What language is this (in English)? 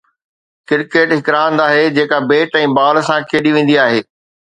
Sindhi